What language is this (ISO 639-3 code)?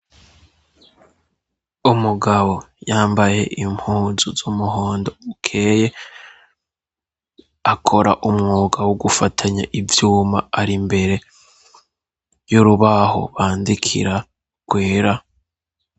run